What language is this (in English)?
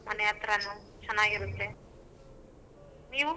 Kannada